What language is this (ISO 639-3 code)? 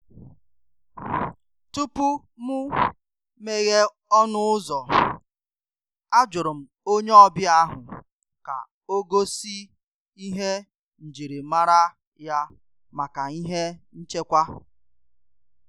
ibo